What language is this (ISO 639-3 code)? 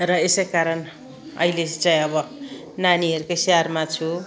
nep